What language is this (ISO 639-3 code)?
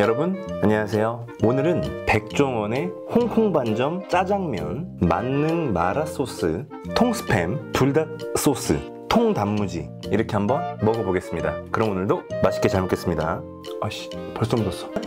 kor